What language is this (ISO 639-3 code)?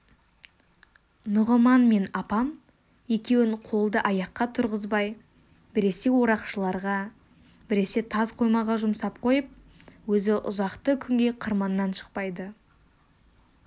kaz